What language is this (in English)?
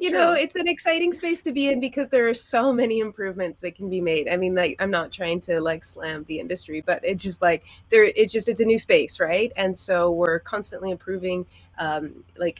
English